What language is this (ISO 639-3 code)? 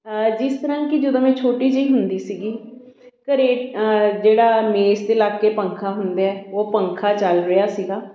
pan